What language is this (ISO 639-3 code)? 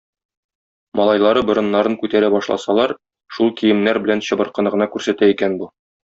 tat